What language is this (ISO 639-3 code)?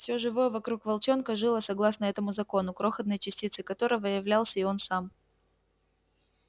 rus